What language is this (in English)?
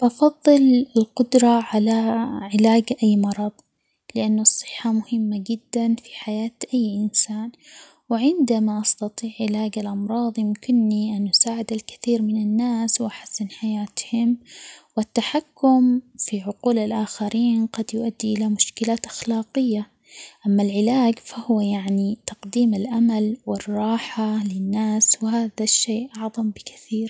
Omani Arabic